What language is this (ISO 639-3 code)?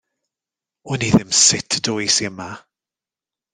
cym